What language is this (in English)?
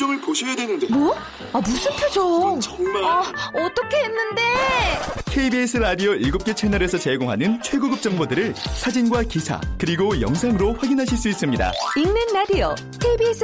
Korean